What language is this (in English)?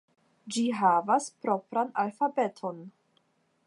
Esperanto